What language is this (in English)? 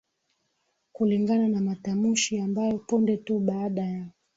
Swahili